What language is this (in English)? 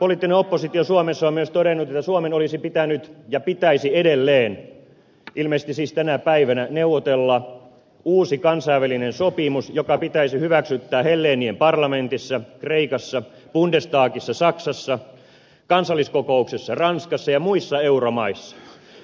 Finnish